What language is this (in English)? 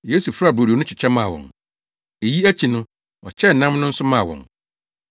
Akan